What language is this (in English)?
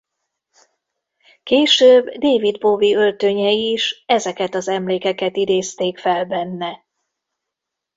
Hungarian